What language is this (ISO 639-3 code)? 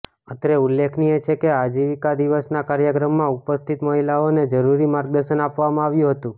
guj